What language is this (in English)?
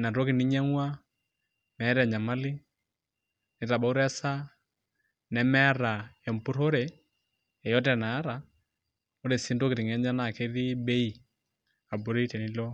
Masai